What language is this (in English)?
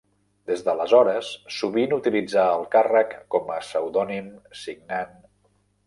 Catalan